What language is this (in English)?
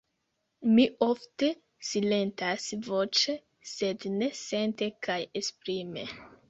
Esperanto